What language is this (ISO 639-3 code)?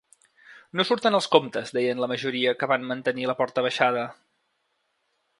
cat